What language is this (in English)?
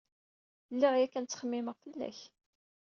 Kabyle